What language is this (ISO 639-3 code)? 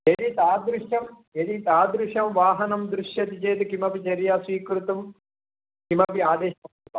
san